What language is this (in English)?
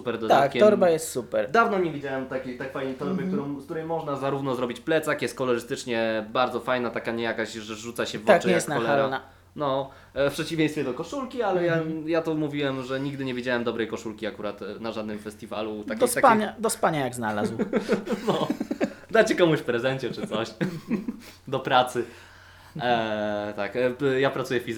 Polish